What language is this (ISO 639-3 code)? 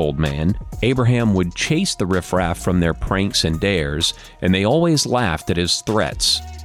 eng